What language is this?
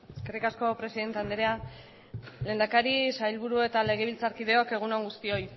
Basque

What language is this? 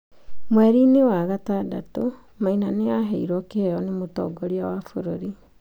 Kikuyu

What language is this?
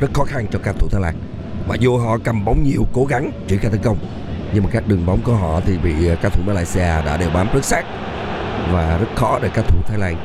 Vietnamese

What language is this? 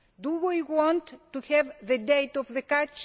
English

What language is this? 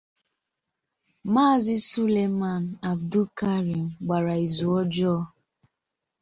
Igbo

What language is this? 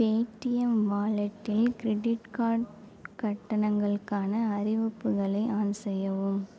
Tamil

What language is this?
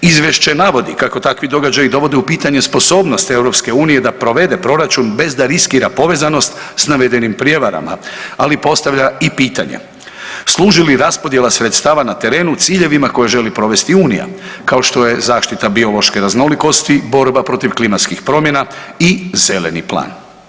Croatian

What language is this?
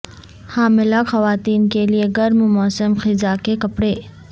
Urdu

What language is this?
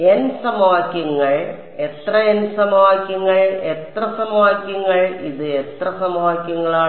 Malayalam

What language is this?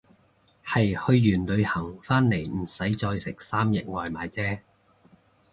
Cantonese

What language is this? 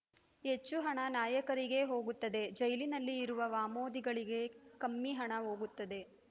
Kannada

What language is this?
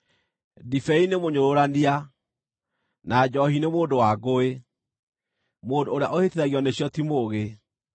Kikuyu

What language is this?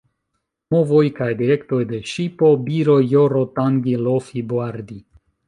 Esperanto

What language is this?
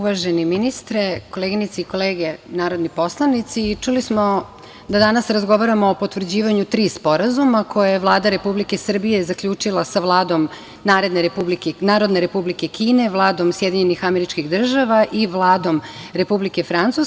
Serbian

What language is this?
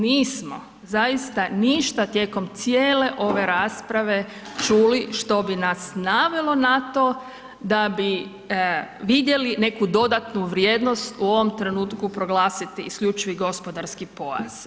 Croatian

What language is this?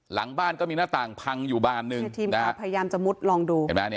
Thai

